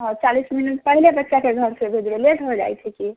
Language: Maithili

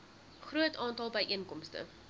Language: Afrikaans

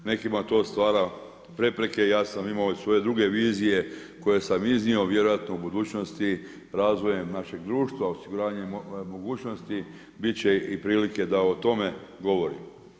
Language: Croatian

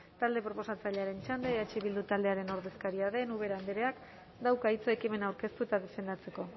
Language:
Basque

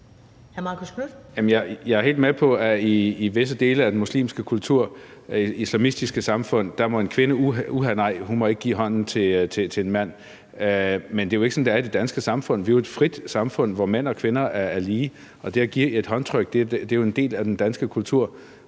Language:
Danish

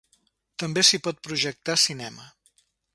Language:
Catalan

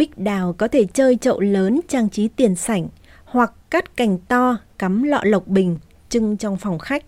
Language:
Vietnamese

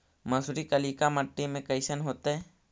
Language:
Magahi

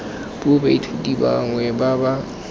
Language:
Tswana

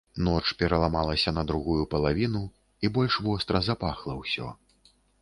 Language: Belarusian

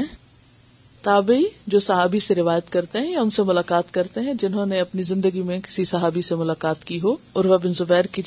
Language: Urdu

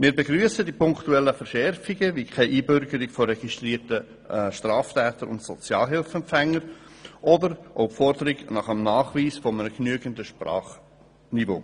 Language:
Swiss German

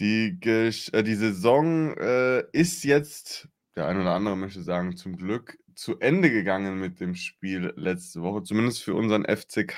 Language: German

